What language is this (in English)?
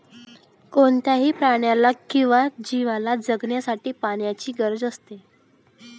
Marathi